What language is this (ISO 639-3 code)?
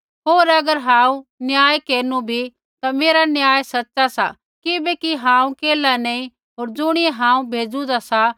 kfx